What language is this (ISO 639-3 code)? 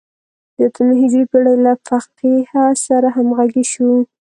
pus